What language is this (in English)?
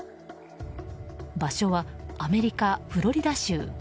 Japanese